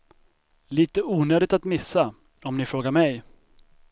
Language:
Swedish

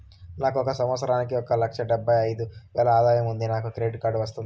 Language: Telugu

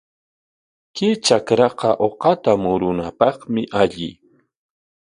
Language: Corongo Ancash Quechua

